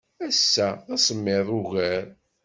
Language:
Kabyle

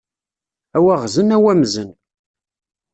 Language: Kabyle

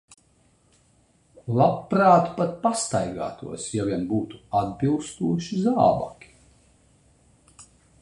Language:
Latvian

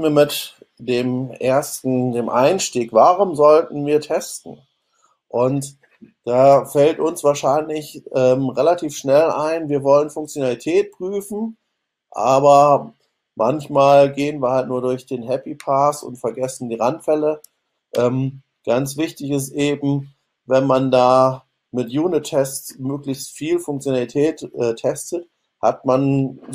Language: German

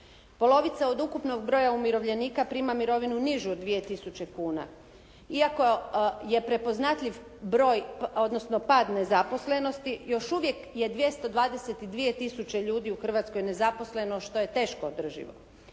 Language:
Croatian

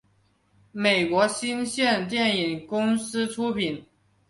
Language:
Chinese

